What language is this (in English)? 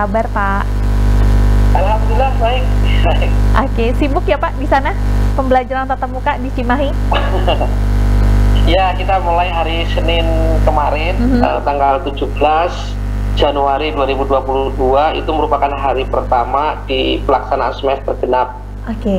Indonesian